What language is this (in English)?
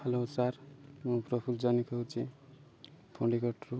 Odia